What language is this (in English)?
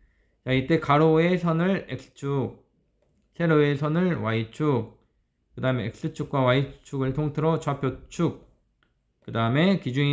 Korean